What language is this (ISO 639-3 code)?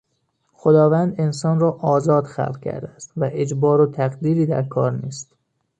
fas